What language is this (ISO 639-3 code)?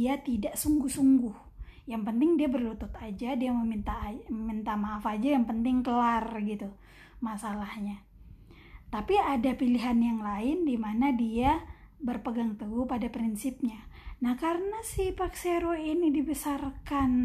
ind